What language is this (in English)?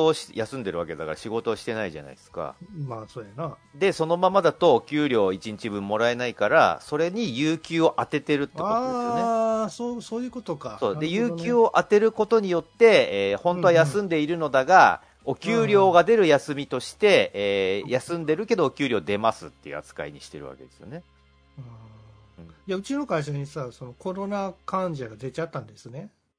Japanese